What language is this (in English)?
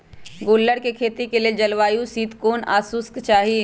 Magahi